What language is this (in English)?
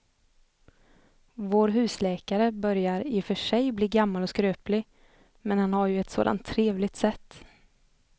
Swedish